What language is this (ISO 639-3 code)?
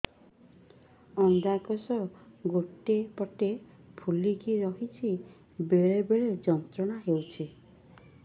ori